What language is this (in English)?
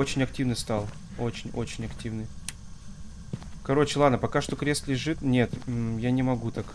Russian